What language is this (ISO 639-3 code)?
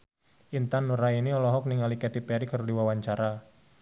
sun